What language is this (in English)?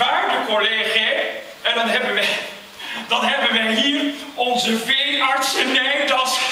Dutch